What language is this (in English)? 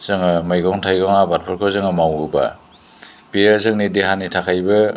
Bodo